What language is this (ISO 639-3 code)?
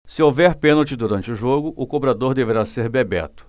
por